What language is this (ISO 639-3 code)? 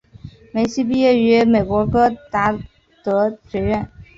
zho